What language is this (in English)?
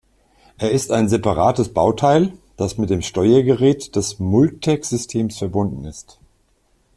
German